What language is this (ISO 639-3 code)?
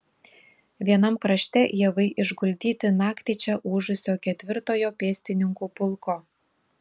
lit